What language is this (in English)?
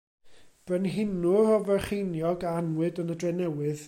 Welsh